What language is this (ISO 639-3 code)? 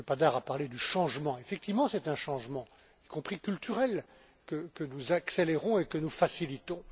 fra